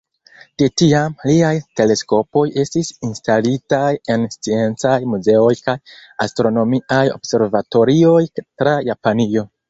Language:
Esperanto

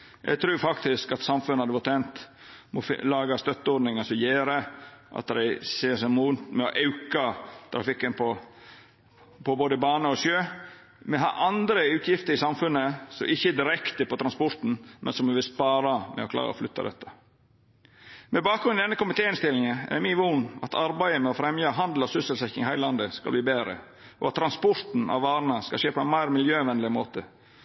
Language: Norwegian Nynorsk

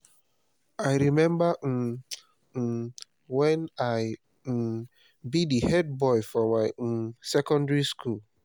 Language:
Nigerian Pidgin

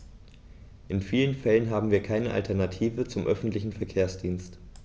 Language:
German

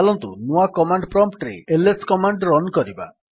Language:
Odia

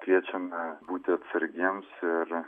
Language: Lithuanian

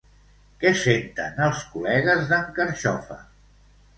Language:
Catalan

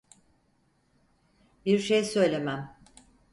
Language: Turkish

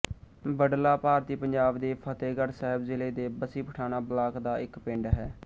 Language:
Punjabi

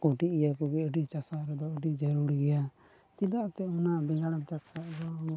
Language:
Santali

